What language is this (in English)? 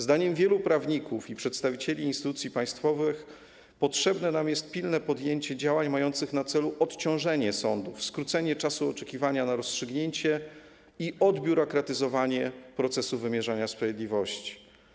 Polish